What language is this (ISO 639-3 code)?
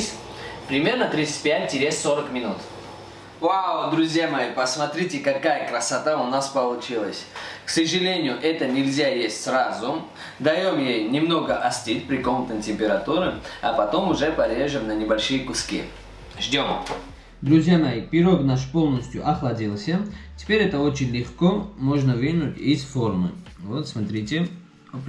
rus